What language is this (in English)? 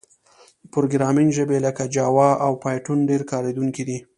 Pashto